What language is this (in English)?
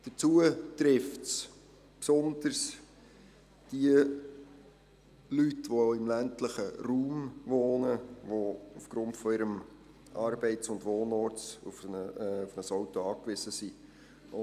Swiss German